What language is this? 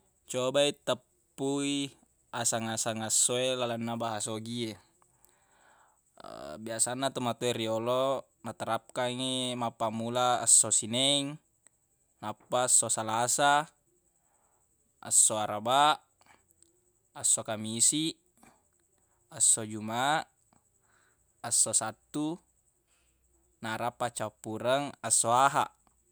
Buginese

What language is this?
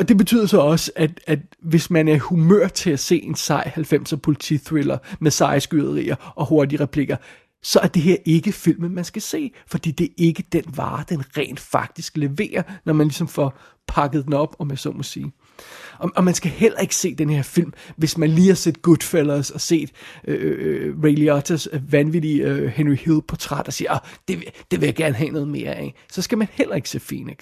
Danish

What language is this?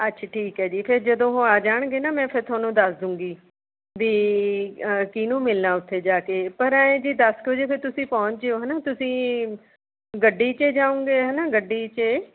Punjabi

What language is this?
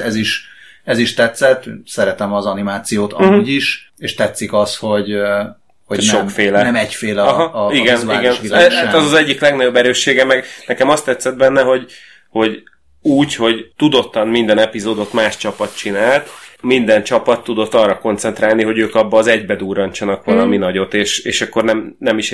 Hungarian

